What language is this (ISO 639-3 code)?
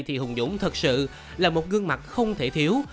vie